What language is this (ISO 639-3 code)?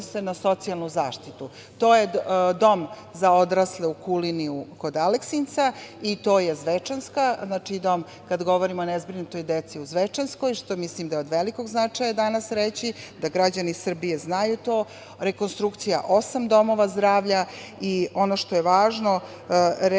srp